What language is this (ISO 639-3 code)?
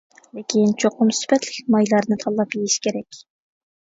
uig